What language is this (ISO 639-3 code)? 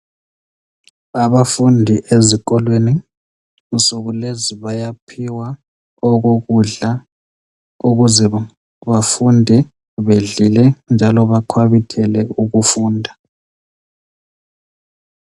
nde